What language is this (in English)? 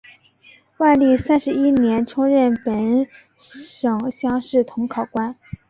Chinese